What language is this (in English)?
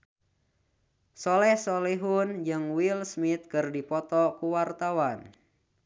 Sundanese